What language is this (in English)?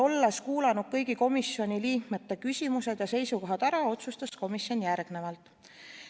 Estonian